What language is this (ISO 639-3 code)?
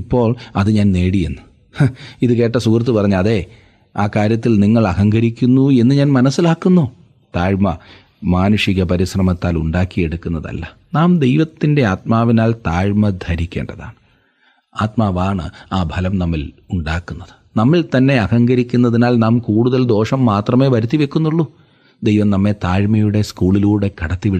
mal